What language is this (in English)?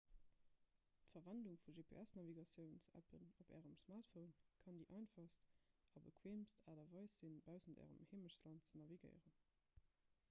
Luxembourgish